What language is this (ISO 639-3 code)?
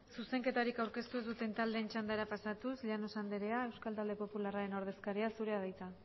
eus